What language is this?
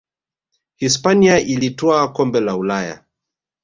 Swahili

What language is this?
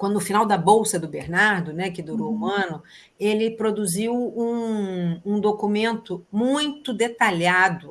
Portuguese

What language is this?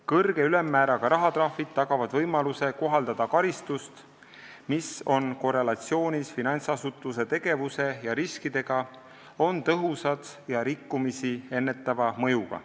Estonian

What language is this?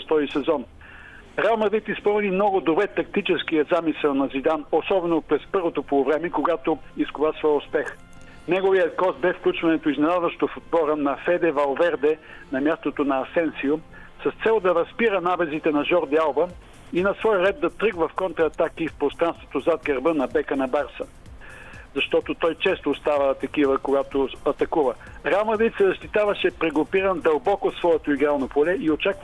Bulgarian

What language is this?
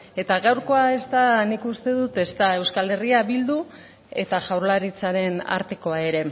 Basque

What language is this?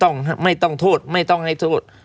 Thai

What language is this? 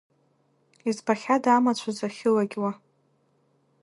Abkhazian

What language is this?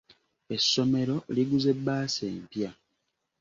Ganda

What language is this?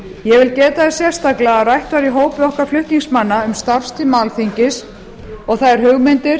Icelandic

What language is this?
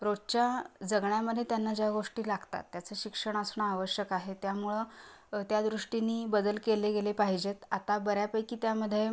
Marathi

